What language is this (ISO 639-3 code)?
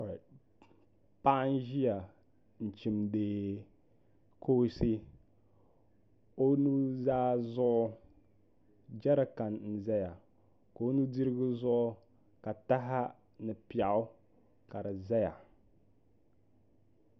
dag